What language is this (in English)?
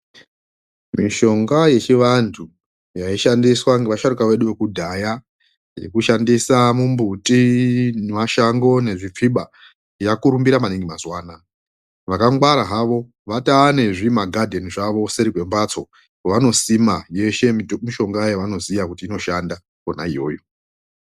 Ndau